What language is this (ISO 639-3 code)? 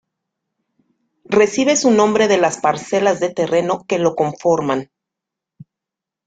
spa